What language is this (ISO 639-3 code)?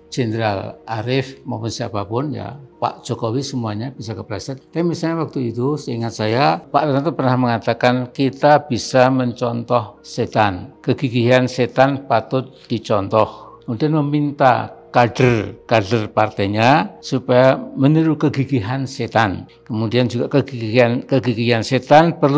ind